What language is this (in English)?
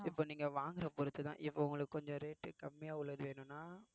Tamil